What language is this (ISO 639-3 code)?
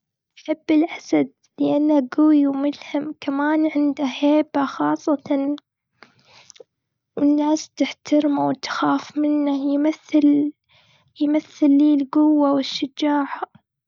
afb